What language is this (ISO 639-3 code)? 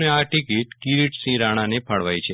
guj